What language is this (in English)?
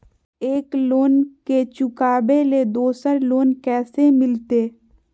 Magahi